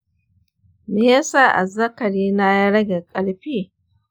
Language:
Hausa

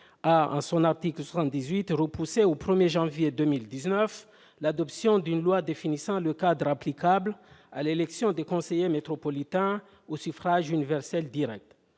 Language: French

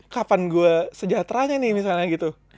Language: Indonesian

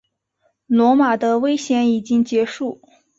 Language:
Chinese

